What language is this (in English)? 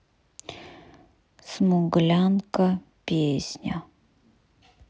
Russian